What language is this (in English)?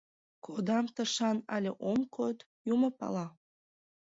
Mari